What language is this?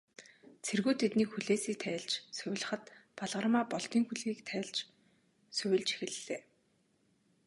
Mongolian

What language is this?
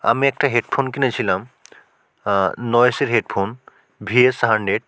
Bangla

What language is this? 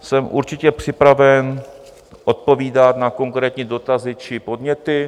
Czech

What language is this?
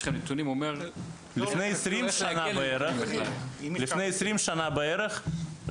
Hebrew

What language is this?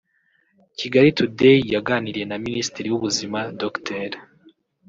Kinyarwanda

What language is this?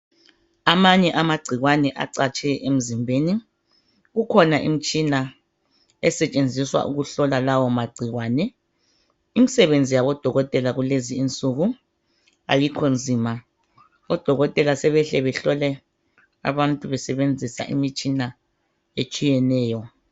North Ndebele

